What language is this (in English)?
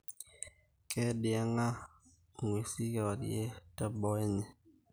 Masai